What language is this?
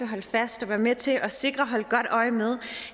Danish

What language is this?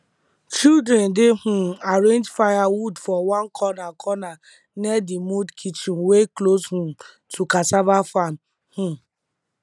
Nigerian Pidgin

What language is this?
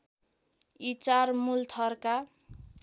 Nepali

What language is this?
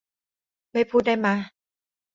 Thai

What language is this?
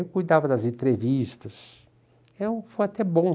Portuguese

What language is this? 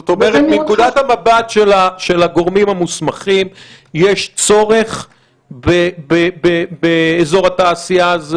Hebrew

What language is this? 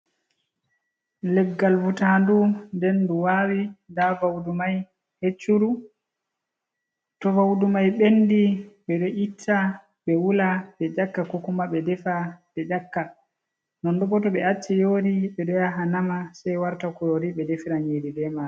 Fula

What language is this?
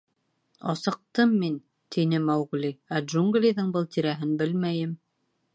Bashkir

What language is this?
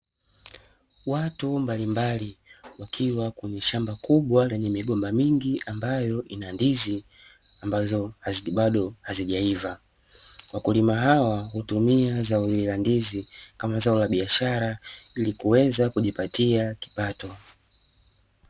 Swahili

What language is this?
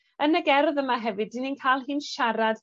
Welsh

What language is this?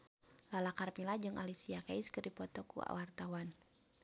Sundanese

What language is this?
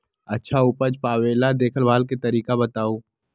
Magahi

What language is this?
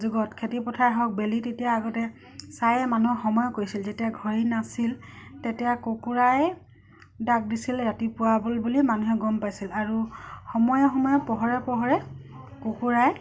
Assamese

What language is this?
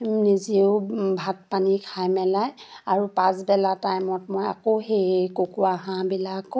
Assamese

